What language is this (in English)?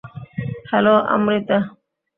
Bangla